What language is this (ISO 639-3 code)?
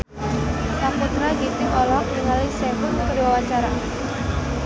sun